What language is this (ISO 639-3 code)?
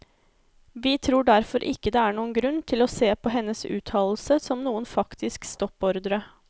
nor